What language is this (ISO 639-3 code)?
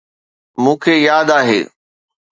snd